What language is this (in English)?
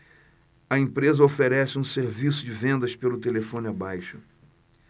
Portuguese